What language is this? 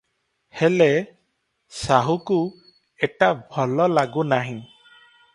Odia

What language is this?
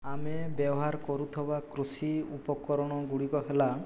Odia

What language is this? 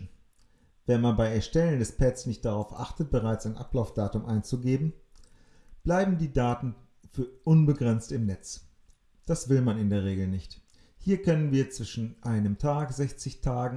German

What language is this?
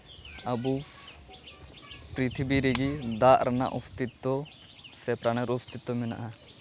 Santali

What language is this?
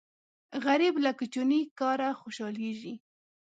Pashto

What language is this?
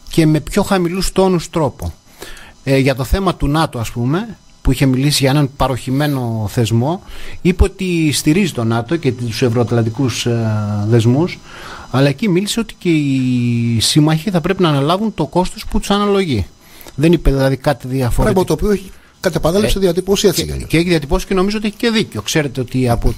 Greek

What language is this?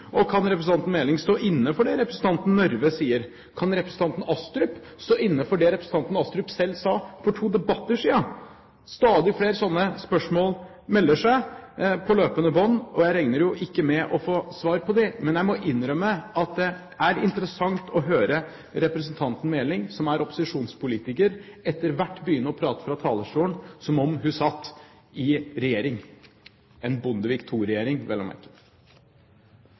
Norwegian Bokmål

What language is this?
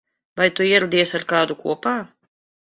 Latvian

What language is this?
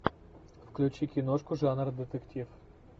Russian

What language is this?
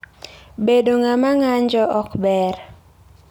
Luo (Kenya and Tanzania)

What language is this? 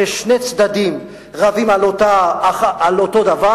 Hebrew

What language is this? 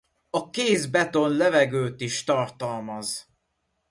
Hungarian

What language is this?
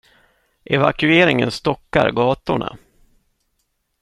Swedish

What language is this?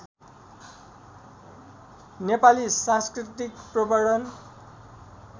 Nepali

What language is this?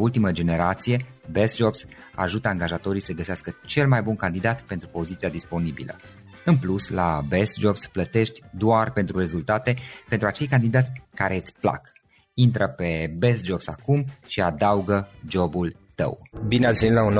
Romanian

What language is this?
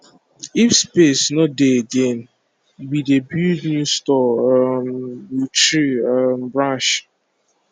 Nigerian Pidgin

